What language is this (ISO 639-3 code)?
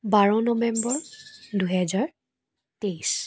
asm